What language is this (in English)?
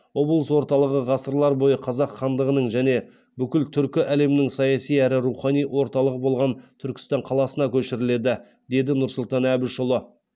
Kazakh